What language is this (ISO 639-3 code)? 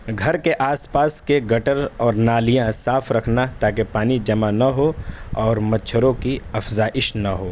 urd